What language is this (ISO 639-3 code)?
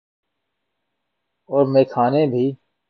urd